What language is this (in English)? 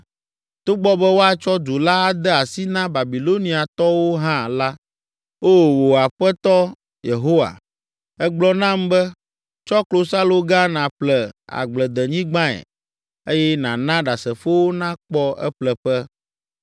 Ewe